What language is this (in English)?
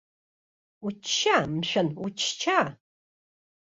Abkhazian